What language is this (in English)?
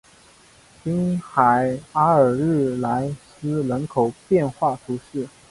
Chinese